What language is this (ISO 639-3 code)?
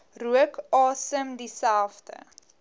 afr